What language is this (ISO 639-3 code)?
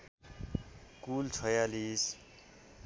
nep